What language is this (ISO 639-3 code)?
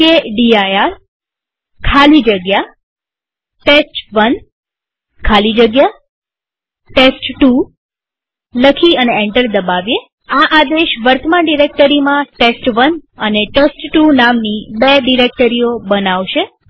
guj